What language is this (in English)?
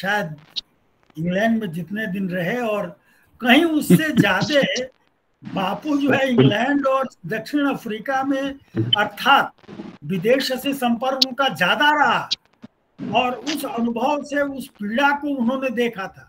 Hindi